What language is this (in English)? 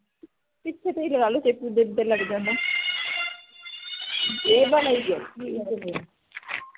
Punjabi